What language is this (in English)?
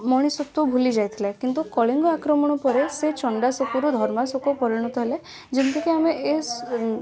Odia